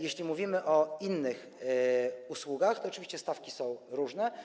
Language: Polish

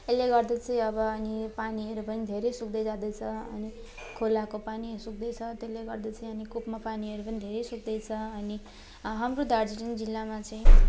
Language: Nepali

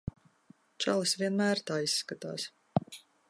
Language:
Latvian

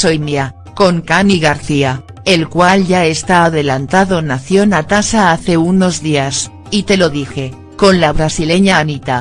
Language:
Spanish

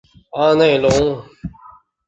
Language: Chinese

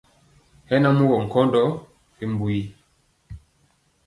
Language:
Mpiemo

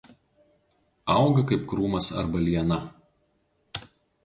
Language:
Lithuanian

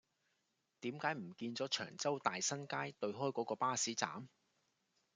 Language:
Cantonese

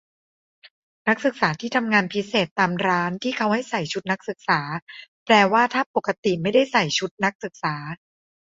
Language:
Thai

